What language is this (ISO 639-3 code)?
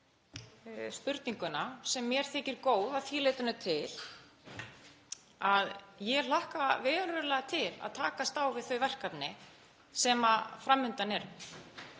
isl